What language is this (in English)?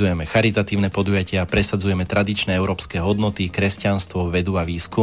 Slovak